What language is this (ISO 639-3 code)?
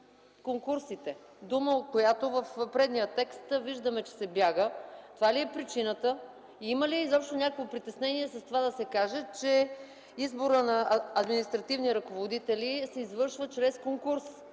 bul